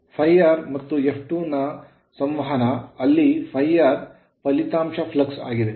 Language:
Kannada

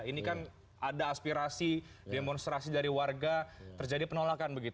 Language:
Indonesian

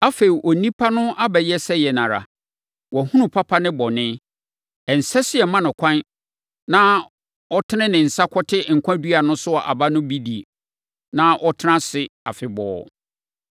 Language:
Akan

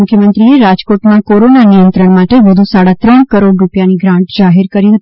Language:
Gujarati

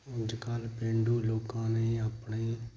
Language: Punjabi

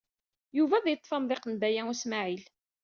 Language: Kabyle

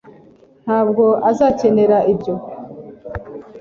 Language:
Kinyarwanda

